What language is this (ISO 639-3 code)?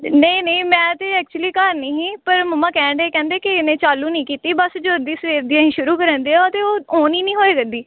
pan